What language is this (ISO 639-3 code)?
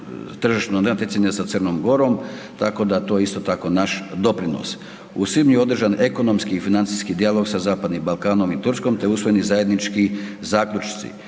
hrv